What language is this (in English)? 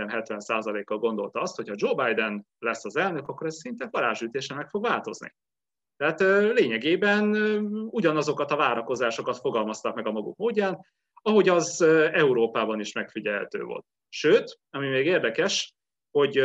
Hungarian